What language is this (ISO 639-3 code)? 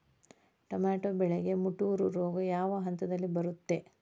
kan